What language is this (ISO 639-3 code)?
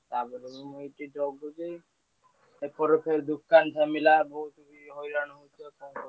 ori